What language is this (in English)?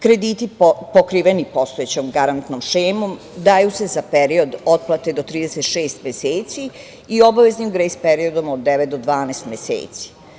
Serbian